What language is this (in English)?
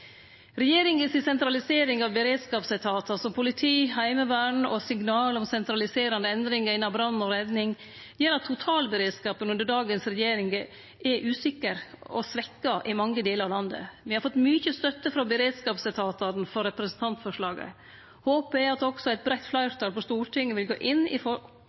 Norwegian Nynorsk